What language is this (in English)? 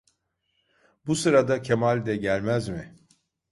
Turkish